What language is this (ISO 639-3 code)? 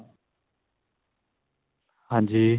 pan